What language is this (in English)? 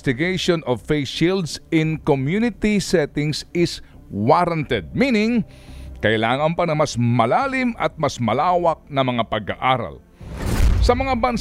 Filipino